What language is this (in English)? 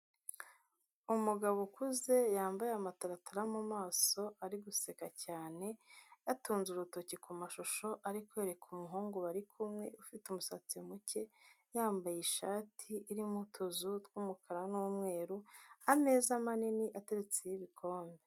Kinyarwanda